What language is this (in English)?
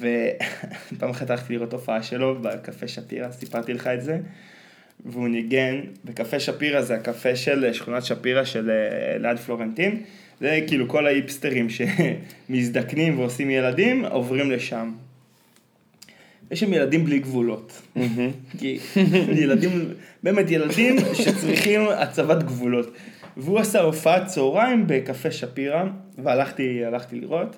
Hebrew